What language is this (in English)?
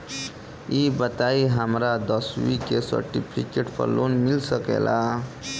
Bhojpuri